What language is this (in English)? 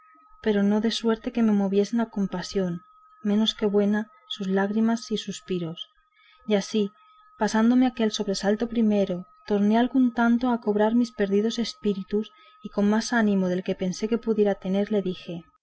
Spanish